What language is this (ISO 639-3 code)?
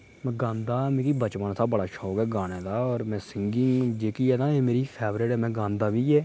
doi